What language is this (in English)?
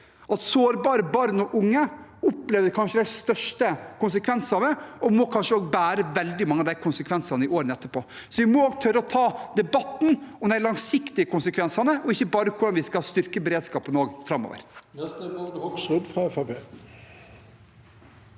Norwegian